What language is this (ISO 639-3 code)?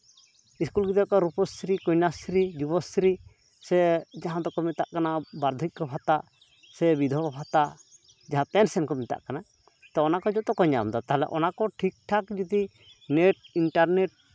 sat